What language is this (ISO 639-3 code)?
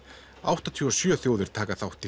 isl